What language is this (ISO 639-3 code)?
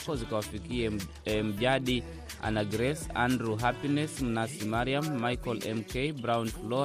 swa